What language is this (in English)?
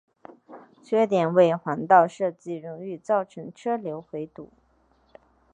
Chinese